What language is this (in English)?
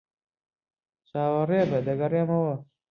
Central Kurdish